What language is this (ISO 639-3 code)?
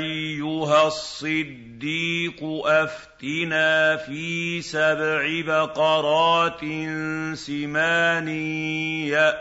ara